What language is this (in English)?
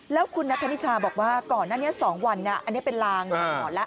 Thai